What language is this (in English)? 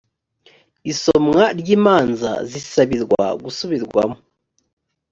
Kinyarwanda